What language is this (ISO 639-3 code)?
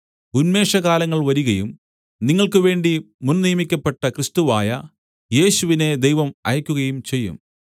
mal